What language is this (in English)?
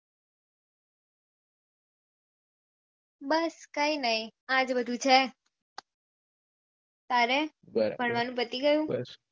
Gujarati